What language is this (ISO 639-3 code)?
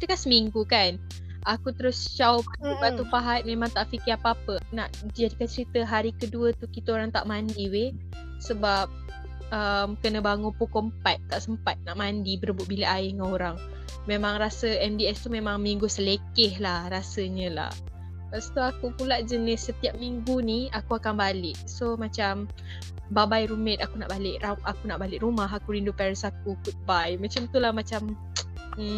msa